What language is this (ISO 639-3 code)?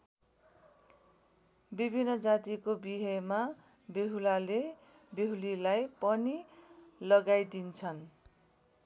nep